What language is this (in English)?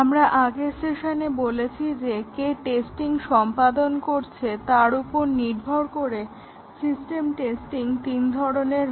Bangla